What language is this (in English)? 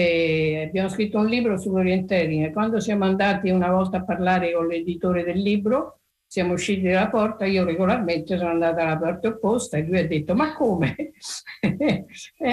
Italian